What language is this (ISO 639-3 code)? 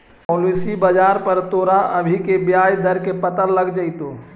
mag